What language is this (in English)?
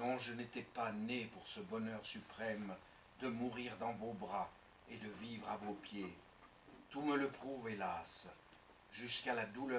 French